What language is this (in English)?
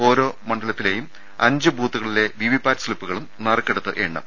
Malayalam